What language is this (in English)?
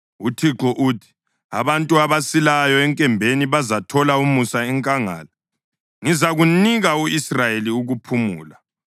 North Ndebele